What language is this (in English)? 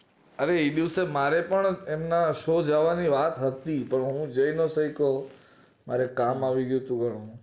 Gujarati